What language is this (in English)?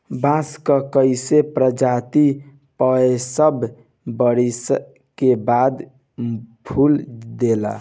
Bhojpuri